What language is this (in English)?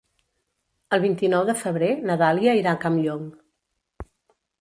Catalan